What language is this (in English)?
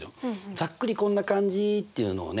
Japanese